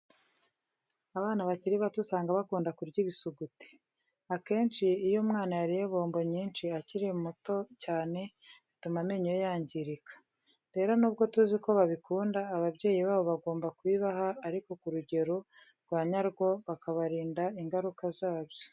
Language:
Kinyarwanda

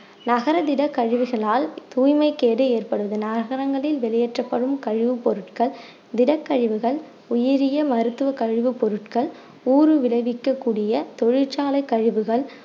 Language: Tamil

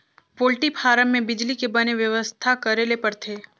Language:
Chhattisgarhi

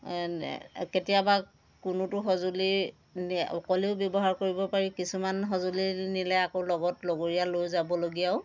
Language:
Assamese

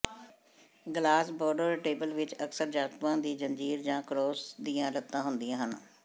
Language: Punjabi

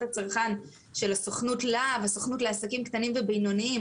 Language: Hebrew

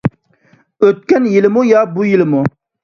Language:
Uyghur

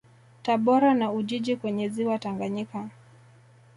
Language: Swahili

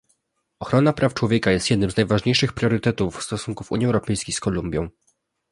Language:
Polish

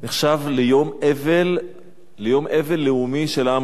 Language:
Hebrew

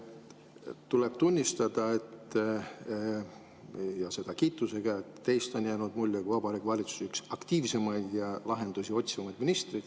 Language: Estonian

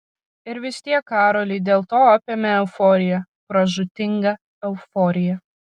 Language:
Lithuanian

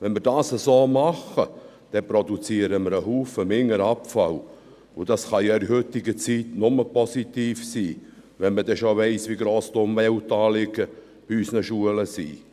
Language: Swiss German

